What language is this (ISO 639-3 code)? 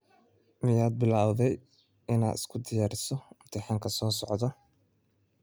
som